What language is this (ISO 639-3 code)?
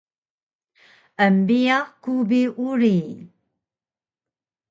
trv